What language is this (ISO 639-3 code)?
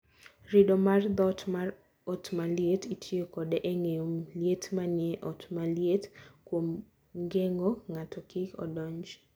luo